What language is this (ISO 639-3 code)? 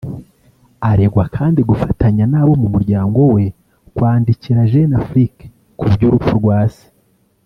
kin